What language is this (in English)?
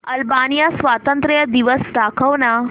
Marathi